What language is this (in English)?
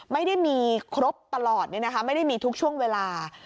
Thai